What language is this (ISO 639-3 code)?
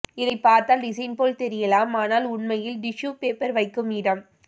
tam